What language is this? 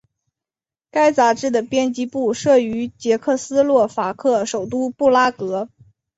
Chinese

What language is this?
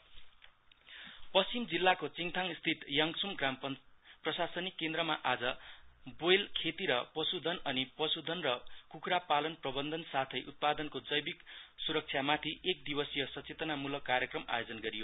Nepali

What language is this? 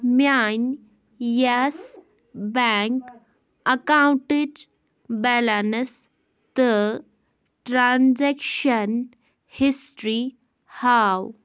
Kashmiri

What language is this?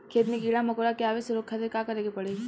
Bhojpuri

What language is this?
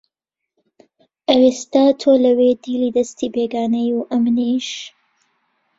Central Kurdish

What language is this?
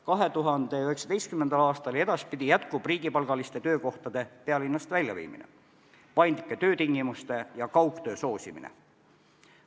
Estonian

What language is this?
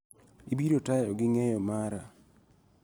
Luo (Kenya and Tanzania)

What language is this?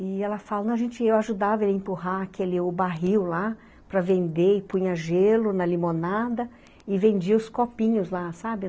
Portuguese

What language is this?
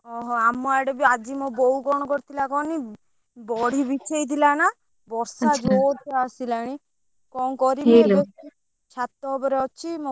Odia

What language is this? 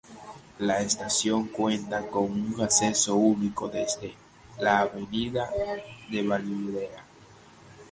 Spanish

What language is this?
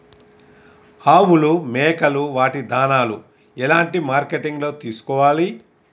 Telugu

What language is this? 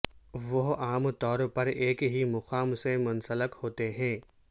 Urdu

